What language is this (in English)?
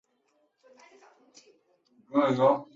Chinese